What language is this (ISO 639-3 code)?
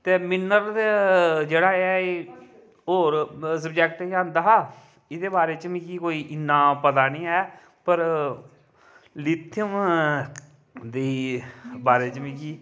doi